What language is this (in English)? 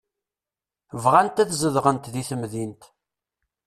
Kabyle